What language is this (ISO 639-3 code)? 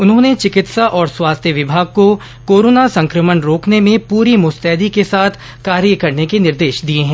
hin